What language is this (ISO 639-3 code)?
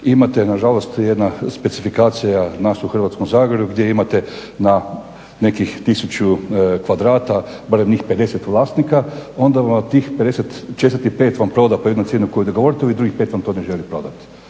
hrv